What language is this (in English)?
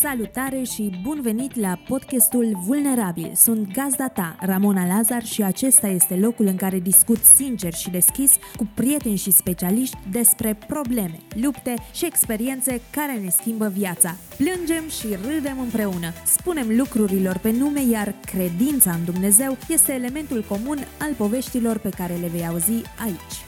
Romanian